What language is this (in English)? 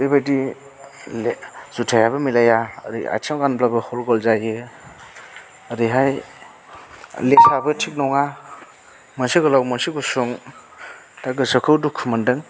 Bodo